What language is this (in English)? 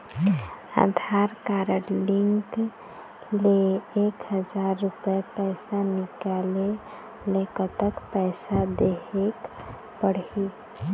Chhattisgarhi